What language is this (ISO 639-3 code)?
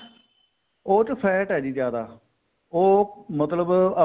pan